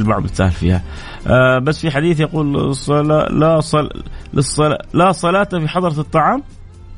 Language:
Arabic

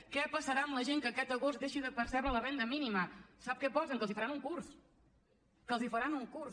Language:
Catalan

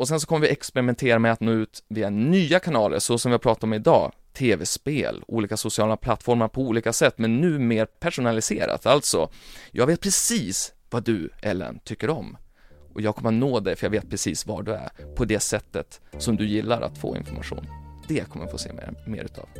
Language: Swedish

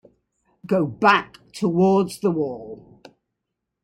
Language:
English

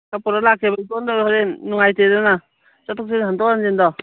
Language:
Manipuri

